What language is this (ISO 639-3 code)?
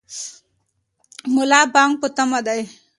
pus